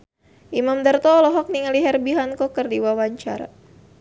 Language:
Sundanese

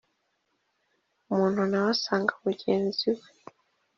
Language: Kinyarwanda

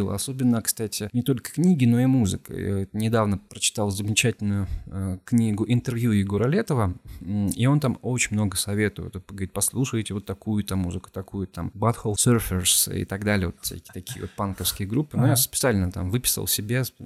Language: Russian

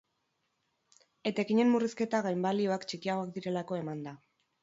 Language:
Basque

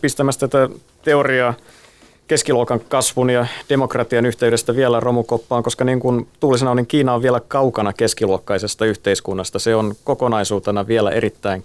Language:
Finnish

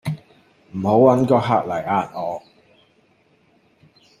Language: Cantonese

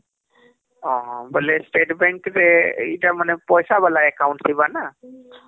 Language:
Odia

